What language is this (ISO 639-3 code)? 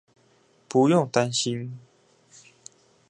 zho